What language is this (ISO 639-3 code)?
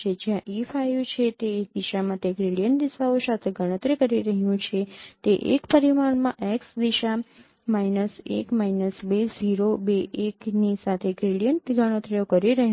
guj